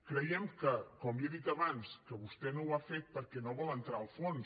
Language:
Catalan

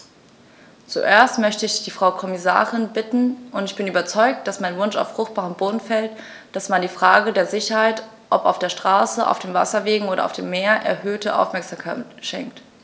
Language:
German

